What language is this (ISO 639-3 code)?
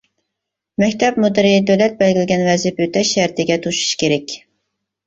uig